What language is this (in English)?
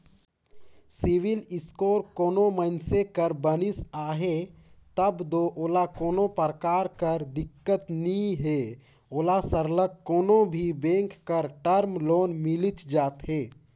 Chhattisgarhi